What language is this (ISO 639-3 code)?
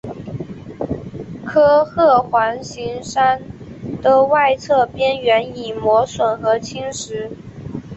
zho